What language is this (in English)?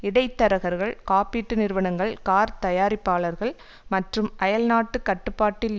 Tamil